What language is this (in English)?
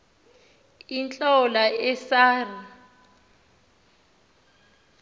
Xhosa